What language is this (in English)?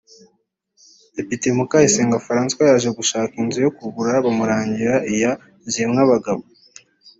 Kinyarwanda